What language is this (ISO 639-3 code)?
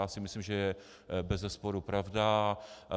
ces